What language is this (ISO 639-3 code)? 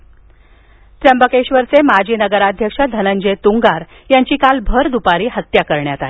mar